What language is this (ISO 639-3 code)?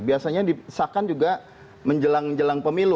ind